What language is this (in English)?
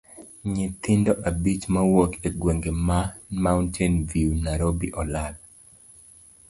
Luo (Kenya and Tanzania)